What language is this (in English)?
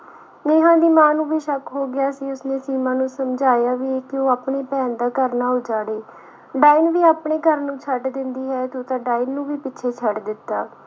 Punjabi